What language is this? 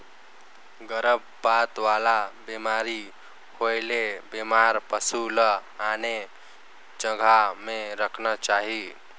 Chhattisgarhi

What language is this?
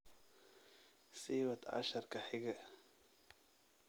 Somali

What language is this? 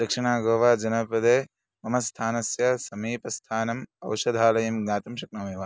Sanskrit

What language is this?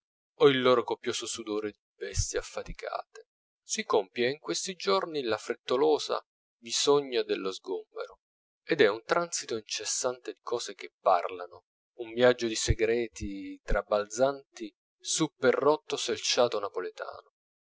Italian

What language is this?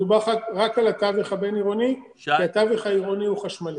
Hebrew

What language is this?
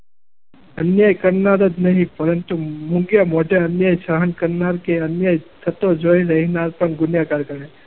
Gujarati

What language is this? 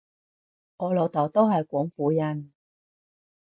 Cantonese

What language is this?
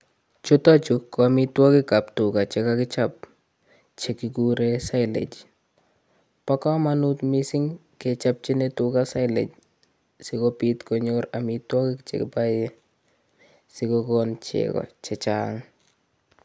Kalenjin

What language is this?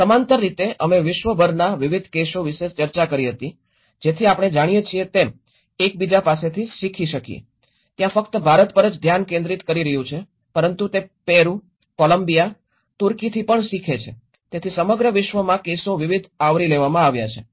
Gujarati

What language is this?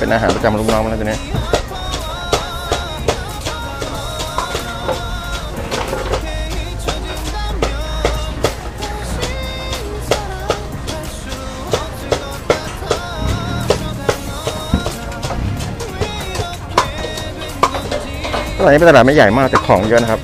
Thai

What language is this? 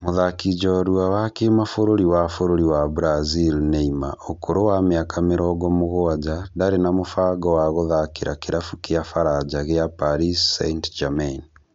Kikuyu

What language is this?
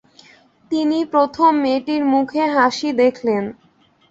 Bangla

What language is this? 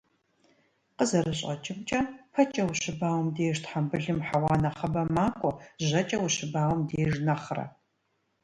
Kabardian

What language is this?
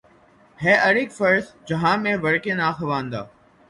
Urdu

